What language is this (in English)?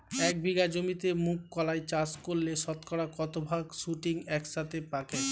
Bangla